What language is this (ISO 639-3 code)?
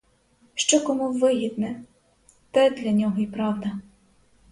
ukr